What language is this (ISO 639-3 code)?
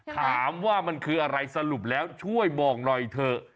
tha